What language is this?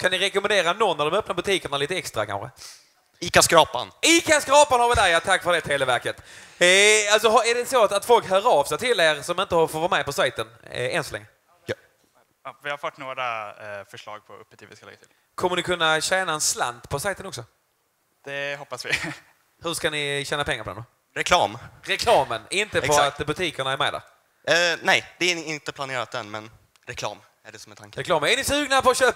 Swedish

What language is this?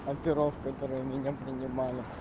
Russian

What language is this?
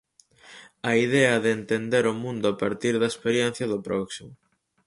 Galician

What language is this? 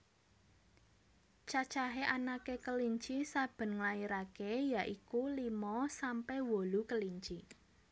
Javanese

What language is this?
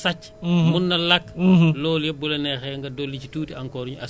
Wolof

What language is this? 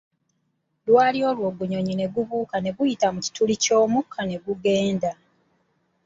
Ganda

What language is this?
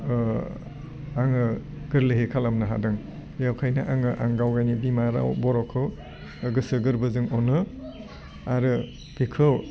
Bodo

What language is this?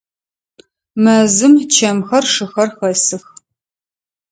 Adyghe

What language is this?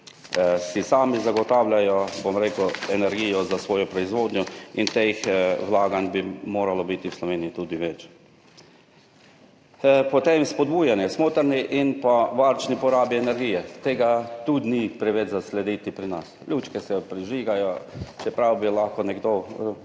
Slovenian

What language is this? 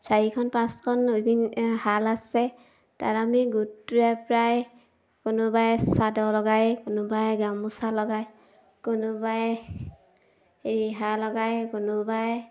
Assamese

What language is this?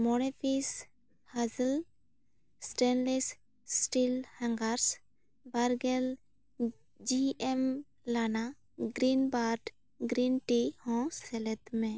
Santali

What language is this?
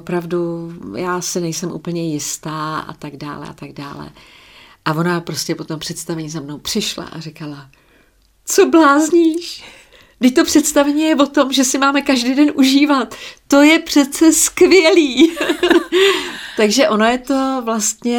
Czech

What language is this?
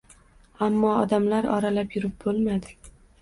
Uzbek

